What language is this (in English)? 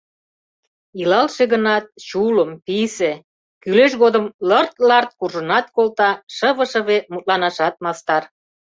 Mari